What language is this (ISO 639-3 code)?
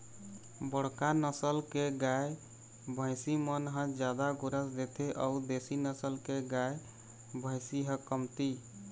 hne